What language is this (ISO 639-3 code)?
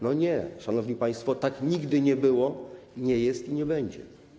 pol